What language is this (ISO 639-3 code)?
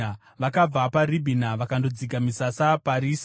sna